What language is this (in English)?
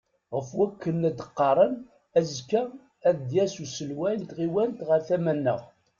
Kabyle